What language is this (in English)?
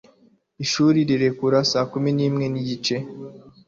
Kinyarwanda